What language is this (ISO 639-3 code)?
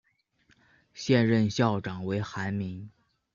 zho